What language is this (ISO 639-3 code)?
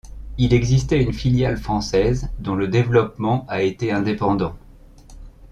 fra